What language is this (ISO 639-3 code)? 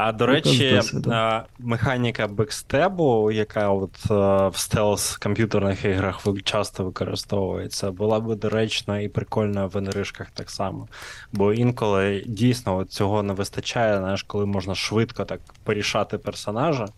ukr